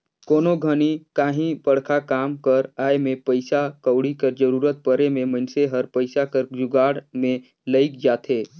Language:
Chhattisgarhi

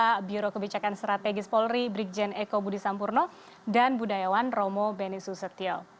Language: Indonesian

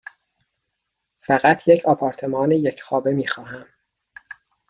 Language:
Persian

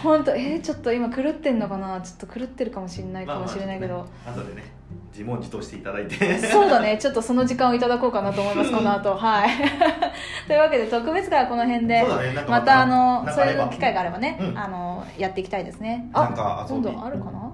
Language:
Japanese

